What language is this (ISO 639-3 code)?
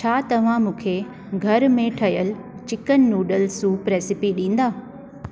snd